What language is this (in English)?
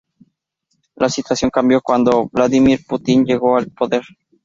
Spanish